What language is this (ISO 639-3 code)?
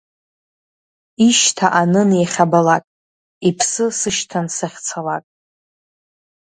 abk